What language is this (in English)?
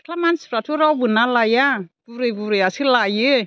Bodo